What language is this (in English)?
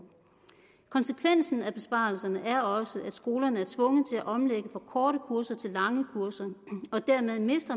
Danish